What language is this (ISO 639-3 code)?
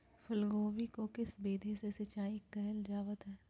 mag